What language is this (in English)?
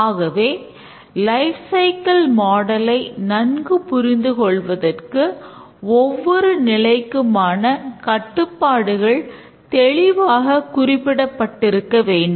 Tamil